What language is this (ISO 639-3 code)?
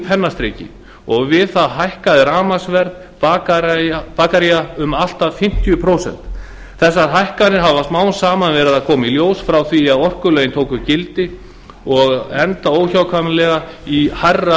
isl